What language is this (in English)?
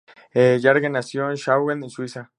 Spanish